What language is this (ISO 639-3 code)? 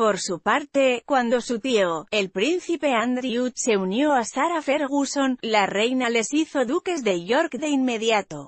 spa